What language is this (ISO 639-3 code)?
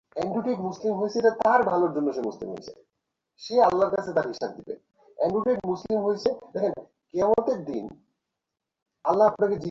ben